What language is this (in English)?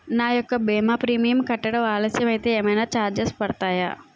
Telugu